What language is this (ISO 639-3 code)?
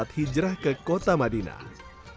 ind